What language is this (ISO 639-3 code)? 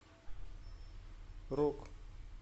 rus